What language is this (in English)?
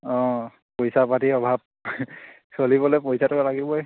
Assamese